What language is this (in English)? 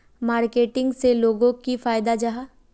Magahi